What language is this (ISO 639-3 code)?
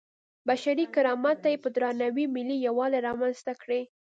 pus